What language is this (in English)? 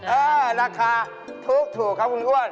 Thai